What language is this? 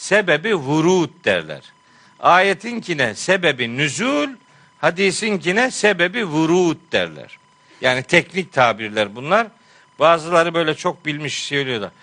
Turkish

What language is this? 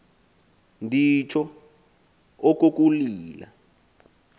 Xhosa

